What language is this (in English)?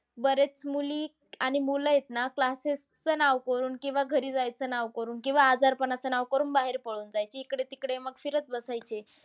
Marathi